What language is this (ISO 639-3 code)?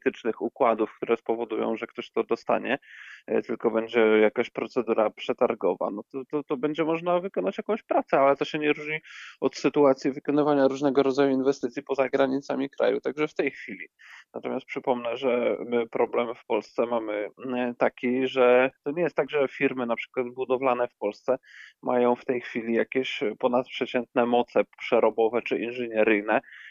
pol